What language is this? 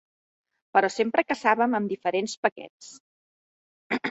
Catalan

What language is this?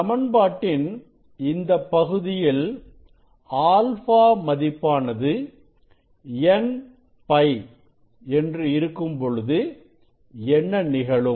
Tamil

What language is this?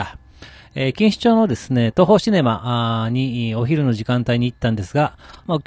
Japanese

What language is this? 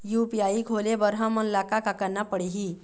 Chhattisgarhi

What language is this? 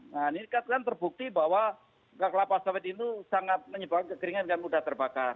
Indonesian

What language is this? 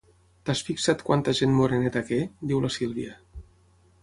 Catalan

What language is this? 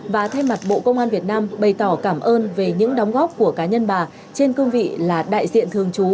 Vietnamese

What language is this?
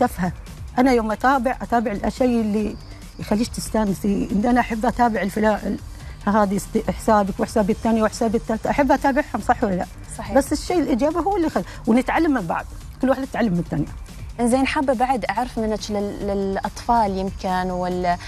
Arabic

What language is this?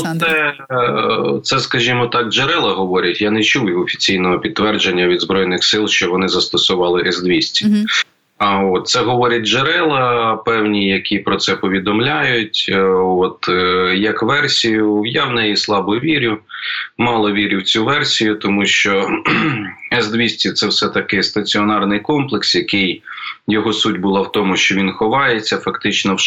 Ukrainian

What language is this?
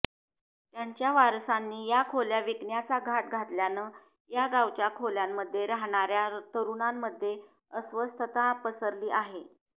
Marathi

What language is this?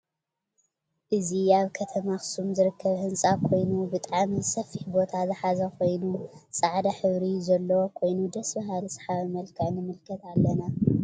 Tigrinya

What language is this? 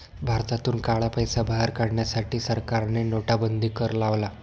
Marathi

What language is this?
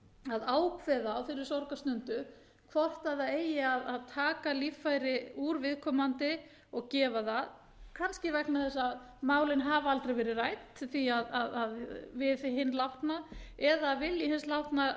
Icelandic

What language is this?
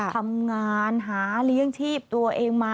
Thai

